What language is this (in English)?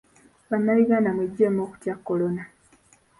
Ganda